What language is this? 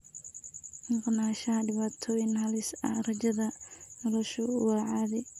Somali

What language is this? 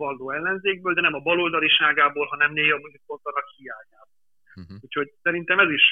Hungarian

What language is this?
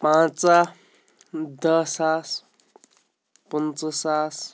Kashmiri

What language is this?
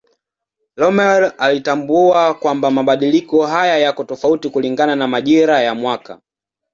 Swahili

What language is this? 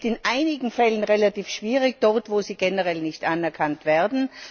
German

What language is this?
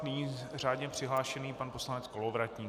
Czech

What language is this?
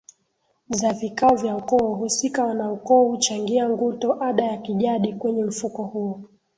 Swahili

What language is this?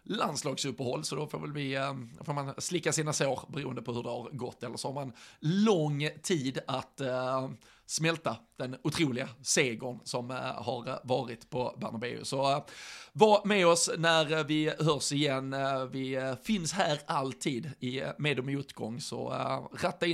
Swedish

